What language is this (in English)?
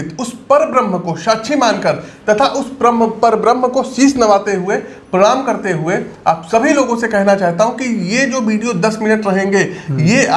Hindi